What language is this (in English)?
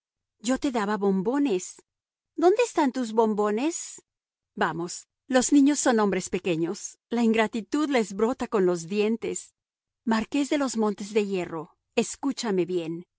Spanish